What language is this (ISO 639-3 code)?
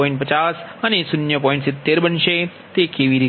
guj